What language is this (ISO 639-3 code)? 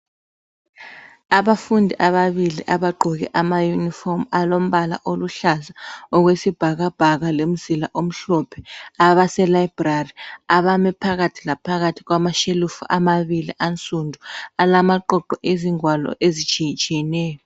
nde